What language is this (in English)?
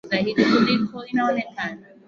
Swahili